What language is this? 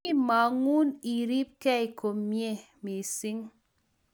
Kalenjin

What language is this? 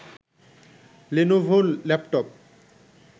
Bangla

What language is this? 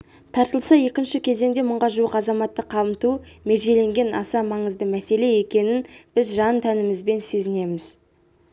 Kazakh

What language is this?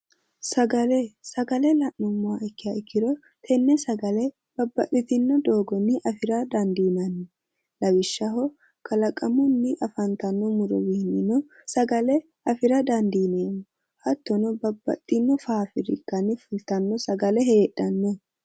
Sidamo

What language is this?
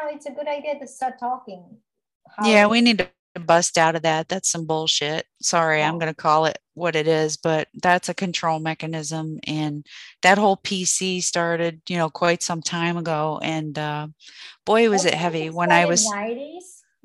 English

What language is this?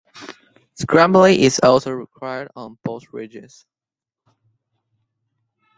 English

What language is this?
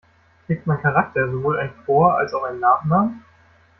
German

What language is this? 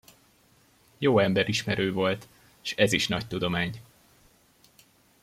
Hungarian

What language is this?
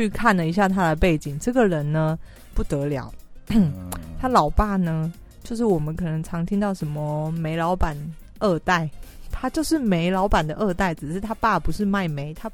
Chinese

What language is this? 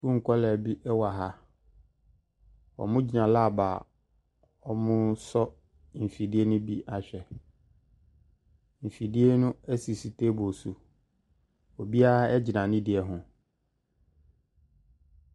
Akan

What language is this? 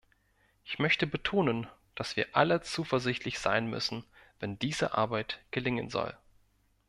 German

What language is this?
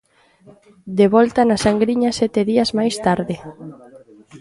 Galician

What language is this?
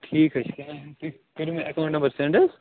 Kashmiri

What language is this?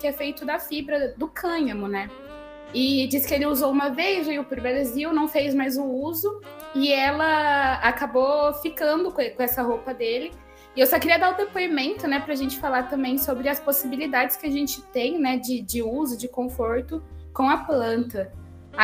Portuguese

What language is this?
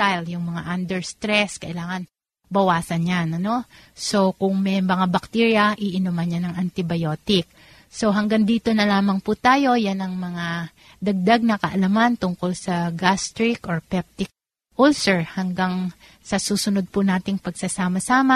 Filipino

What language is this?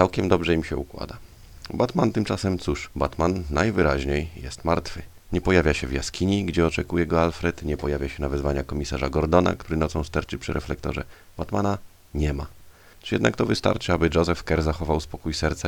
Polish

